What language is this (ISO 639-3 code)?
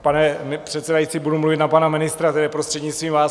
ces